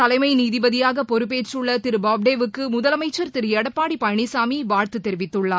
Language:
Tamil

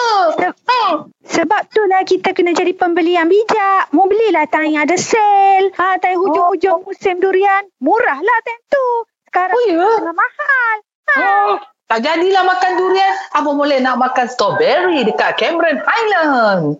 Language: Malay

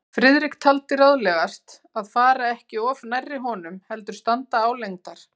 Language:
Icelandic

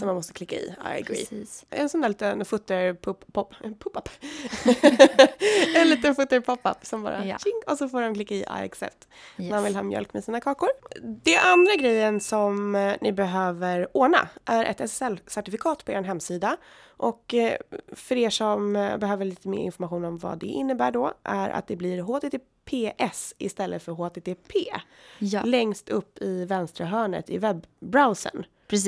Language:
Swedish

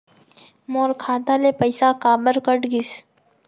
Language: Chhattisgarhi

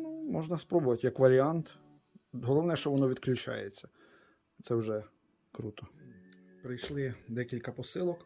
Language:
Ukrainian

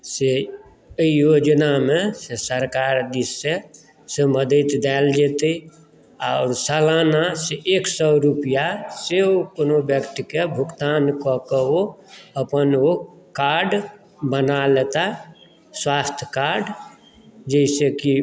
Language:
Maithili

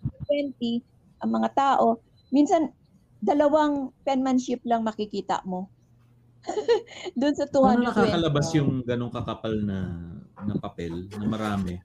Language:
Filipino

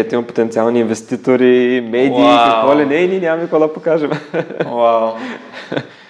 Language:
Bulgarian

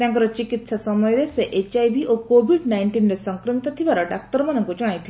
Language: Odia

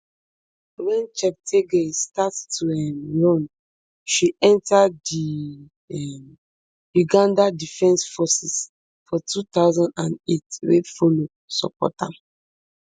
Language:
Nigerian Pidgin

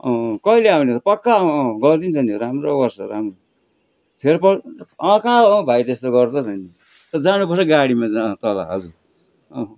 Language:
Nepali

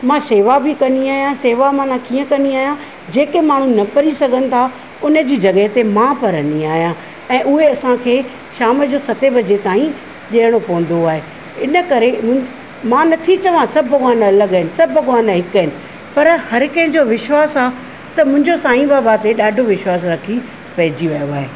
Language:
Sindhi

